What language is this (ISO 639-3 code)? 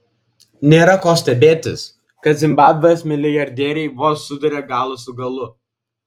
lit